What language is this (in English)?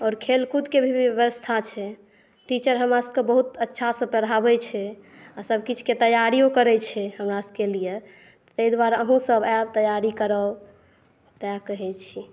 Maithili